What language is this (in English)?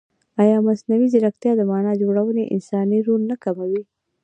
Pashto